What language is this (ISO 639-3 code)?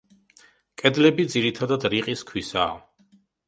kat